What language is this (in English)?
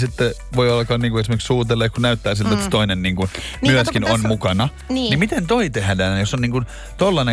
Finnish